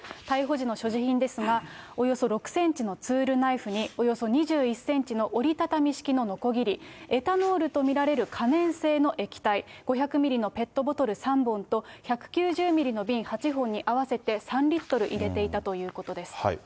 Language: Japanese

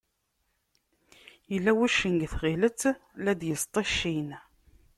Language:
Kabyle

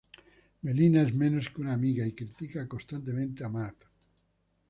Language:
Spanish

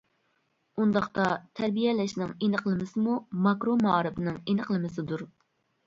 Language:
Uyghur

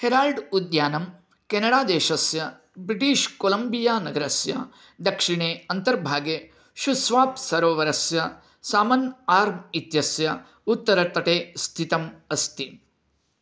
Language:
Sanskrit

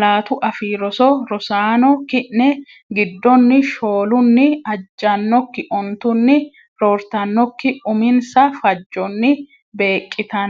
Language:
Sidamo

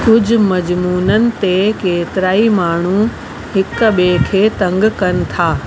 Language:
Sindhi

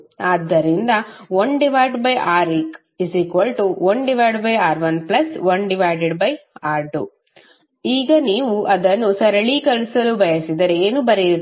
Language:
Kannada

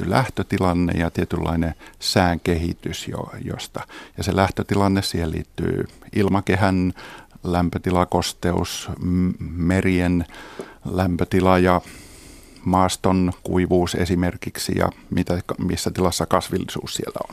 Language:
Finnish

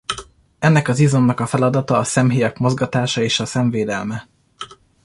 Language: Hungarian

